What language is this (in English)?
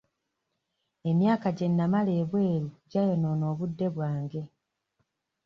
Ganda